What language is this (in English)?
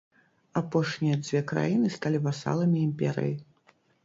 Belarusian